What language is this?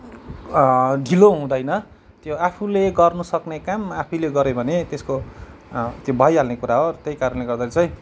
Nepali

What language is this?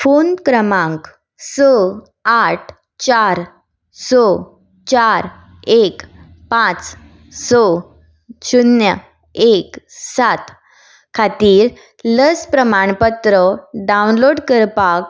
Konkani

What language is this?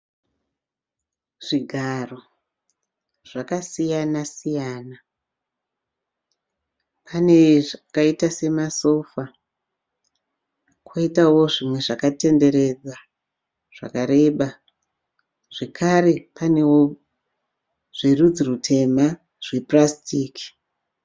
Shona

